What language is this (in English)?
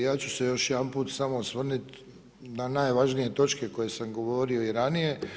Croatian